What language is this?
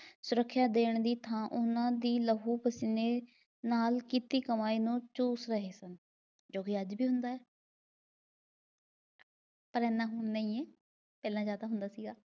Punjabi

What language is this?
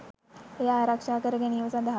Sinhala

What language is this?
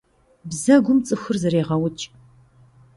Kabardian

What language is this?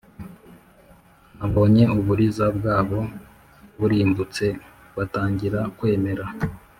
Kinyarwanda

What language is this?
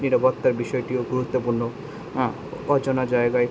Bangla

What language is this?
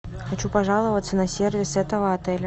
Russian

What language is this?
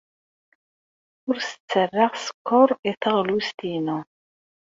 Kabyle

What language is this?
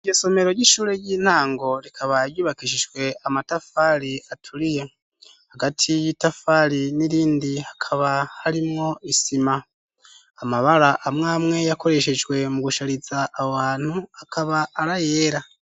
Rundi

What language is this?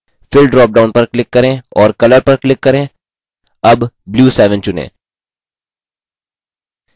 Hindi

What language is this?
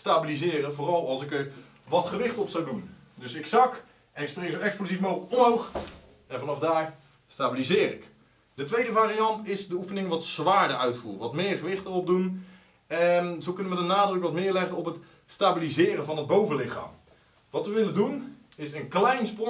Dutch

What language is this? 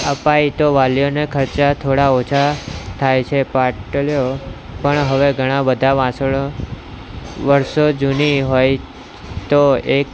Gujarati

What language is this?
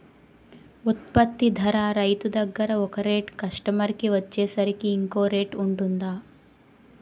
Telugu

